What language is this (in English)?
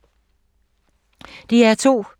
Danish